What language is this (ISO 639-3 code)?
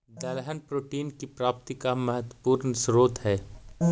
mag